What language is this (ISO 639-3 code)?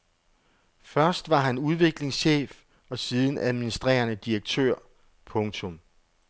dan